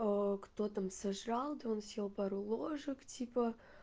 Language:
Russian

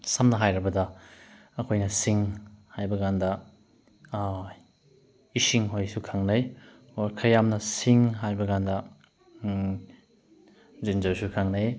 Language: Manipuri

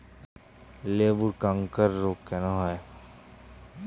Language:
Bangla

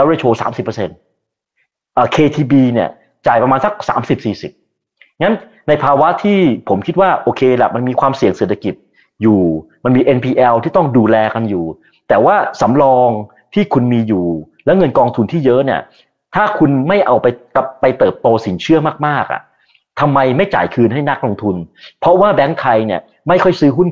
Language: Thai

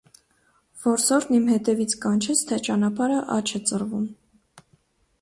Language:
Armenian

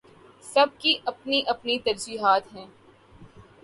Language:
Urdu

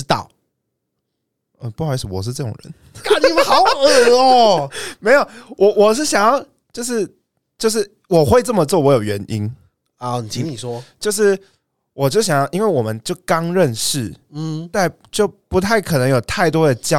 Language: Chinese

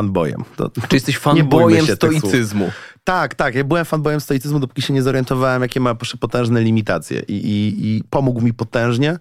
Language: Polish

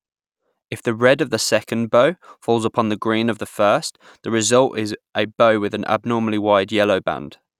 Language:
English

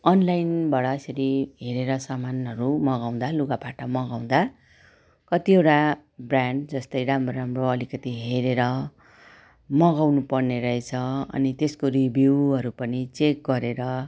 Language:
Nepali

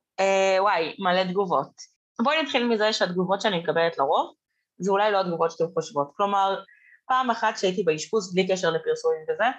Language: Hebrew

